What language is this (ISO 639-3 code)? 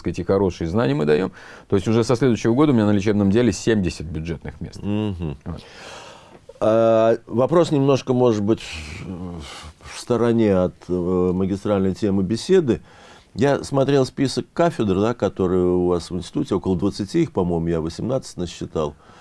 rus